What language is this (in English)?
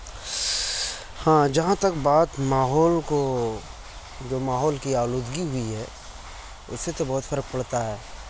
Urdu